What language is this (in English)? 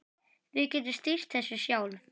Icelandic